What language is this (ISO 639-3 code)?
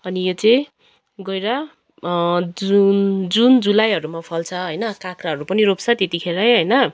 nep